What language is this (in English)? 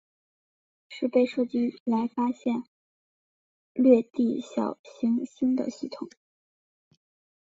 Chinese